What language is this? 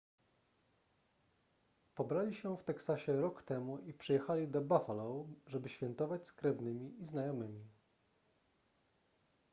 Polish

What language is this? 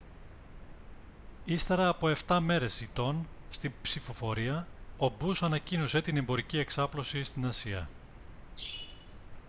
Greek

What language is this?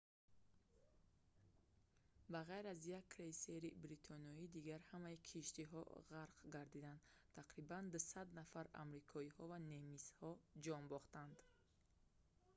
Tajik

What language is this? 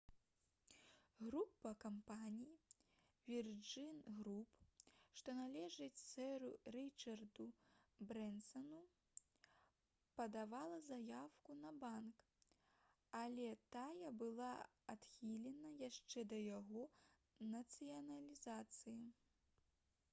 Belarusian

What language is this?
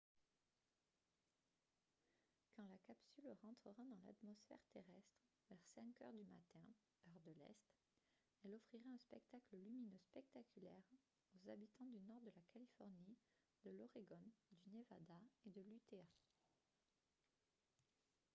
French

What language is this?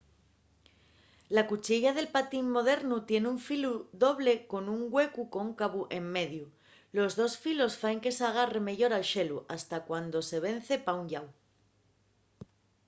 Asturian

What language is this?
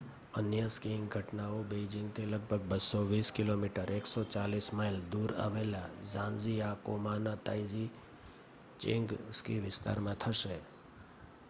Gujarati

